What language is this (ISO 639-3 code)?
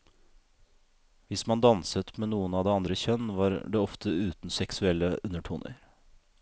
nor